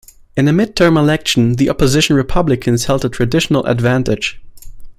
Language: English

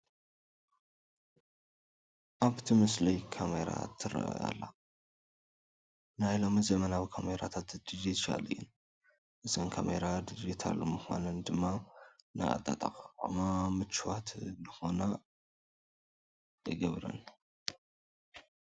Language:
Tigrinya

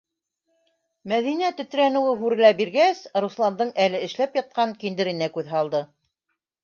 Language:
Bashkir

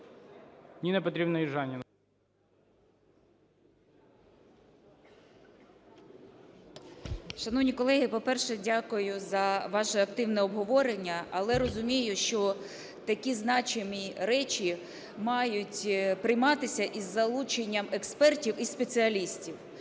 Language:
Ukrainian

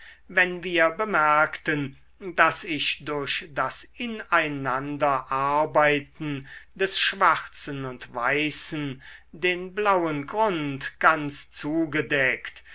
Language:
German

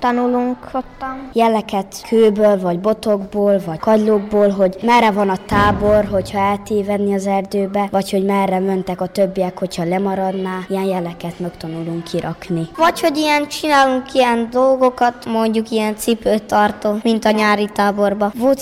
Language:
Hungarian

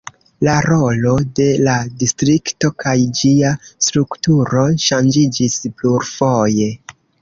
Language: Esperanto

